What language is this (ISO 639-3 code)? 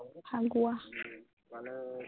asm